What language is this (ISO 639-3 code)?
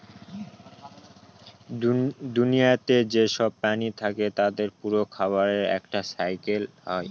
ben